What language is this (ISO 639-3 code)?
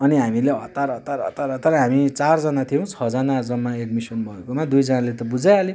nep